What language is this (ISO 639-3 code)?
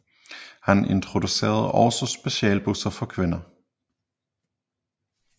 dan